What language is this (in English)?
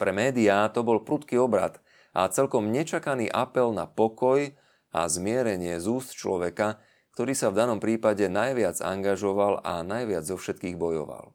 Slovak